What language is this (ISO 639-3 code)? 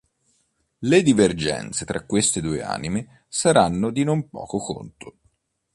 ita